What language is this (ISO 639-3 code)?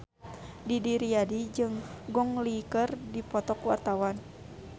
sun